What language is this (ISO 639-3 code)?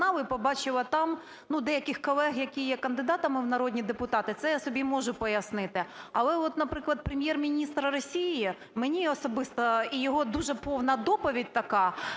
ukr